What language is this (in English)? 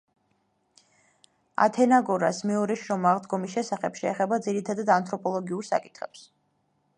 Georgian